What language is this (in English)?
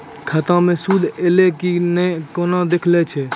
Maithili